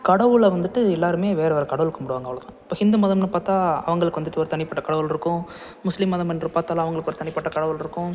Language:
Tamil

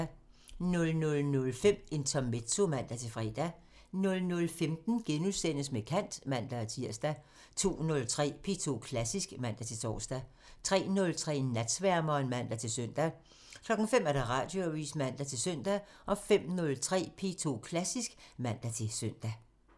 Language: Danish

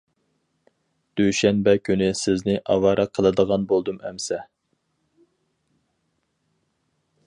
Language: Uyghur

